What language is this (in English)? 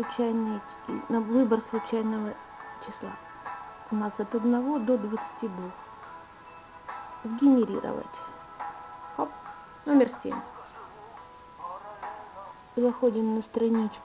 Russian